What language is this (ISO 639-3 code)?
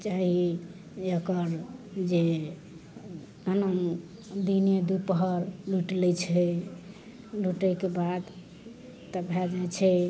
mai